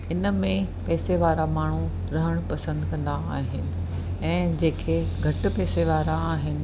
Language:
Sindhi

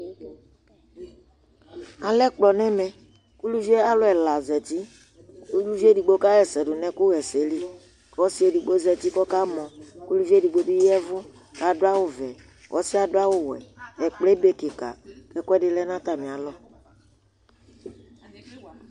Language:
Ikposo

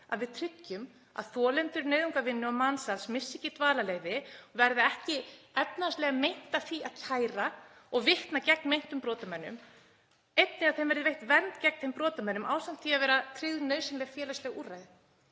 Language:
Icelandic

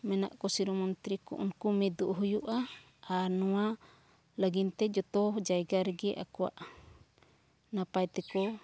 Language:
Santali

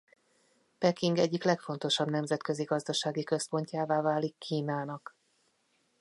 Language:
Hungarian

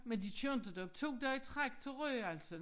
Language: Danish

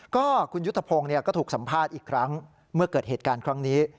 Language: Thai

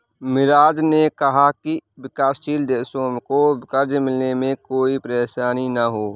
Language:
Hindi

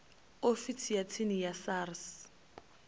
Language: Venda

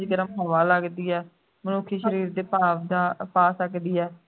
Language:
Punjabi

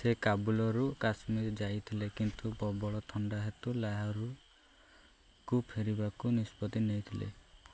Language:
Odia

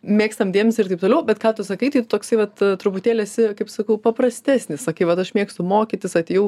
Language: Lithuanian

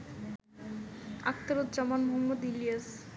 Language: Bangla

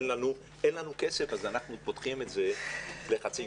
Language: Hebrew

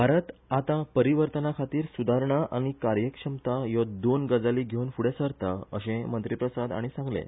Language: Konkani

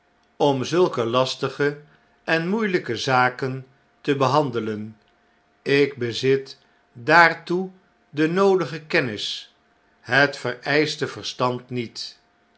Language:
Dutch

